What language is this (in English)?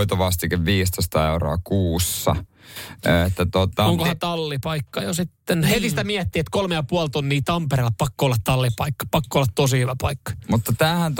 Finnish